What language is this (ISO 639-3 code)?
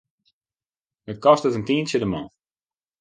fry